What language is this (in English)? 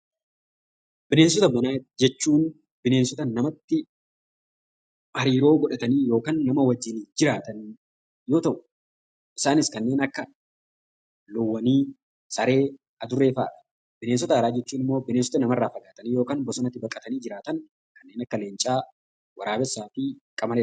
Oromo